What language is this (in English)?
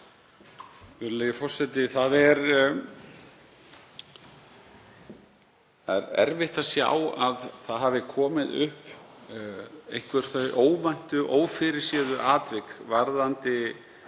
Icelandic